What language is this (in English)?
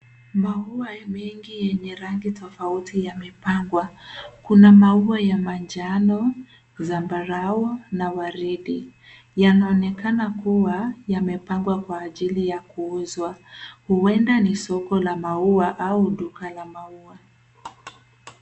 Swahili